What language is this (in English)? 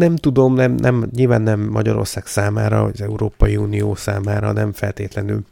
Hungarian